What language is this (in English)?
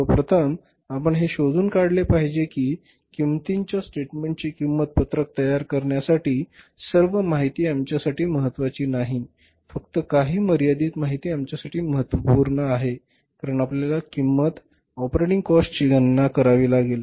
Marathi